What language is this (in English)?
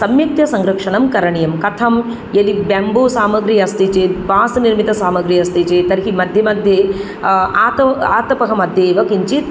Sanskrit